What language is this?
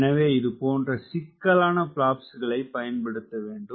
Tamil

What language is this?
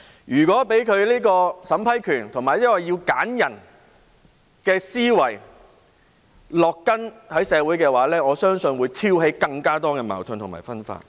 Cantonese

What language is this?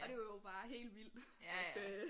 Danish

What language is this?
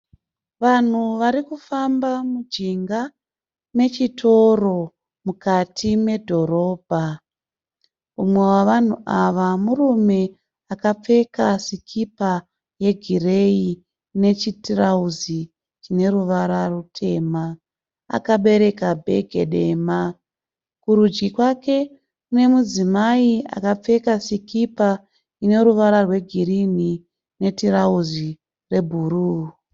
Shona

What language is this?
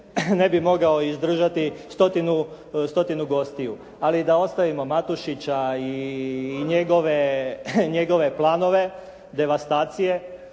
Croatian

